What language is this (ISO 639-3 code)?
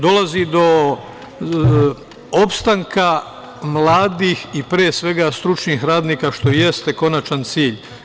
srp